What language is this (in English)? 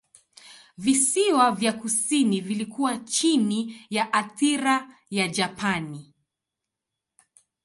Swahili